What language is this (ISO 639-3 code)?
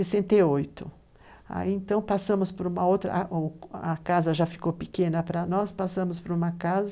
por